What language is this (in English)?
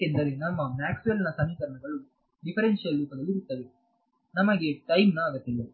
Kannada